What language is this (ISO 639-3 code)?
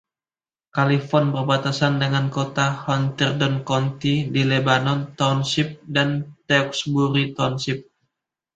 ind